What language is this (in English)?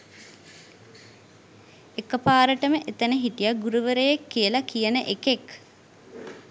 Sinhala